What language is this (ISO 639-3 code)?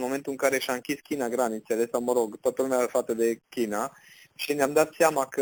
ron